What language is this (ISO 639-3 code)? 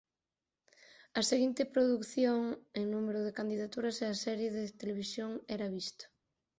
glg